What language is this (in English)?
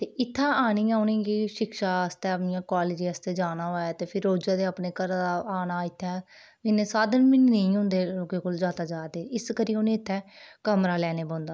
Dogri